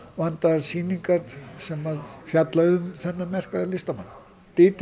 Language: Icelandic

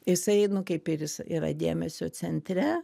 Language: Lithuanian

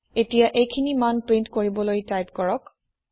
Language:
Assamese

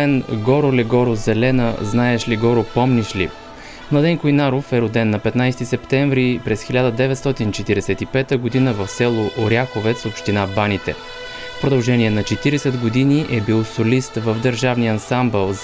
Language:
Bulgarian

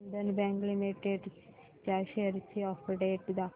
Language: Marathi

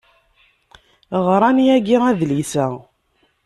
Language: Kabyle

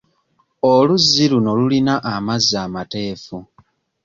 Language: Ganda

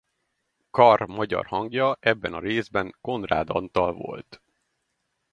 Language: Hungarian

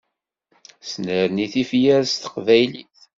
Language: Kabyle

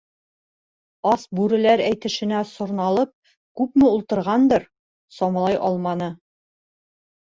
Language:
Bashkir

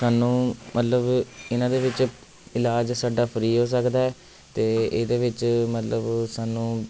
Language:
Punjabi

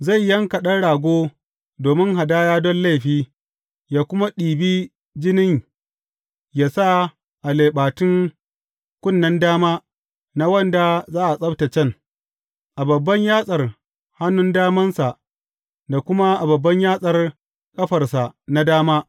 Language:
Hausa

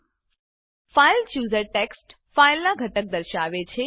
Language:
Gujarati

